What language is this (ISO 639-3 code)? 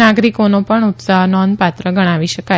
guj